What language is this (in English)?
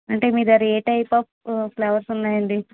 Telugu